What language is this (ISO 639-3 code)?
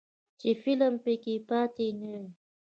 pus